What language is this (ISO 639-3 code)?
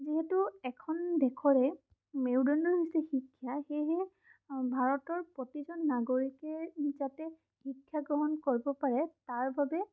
asm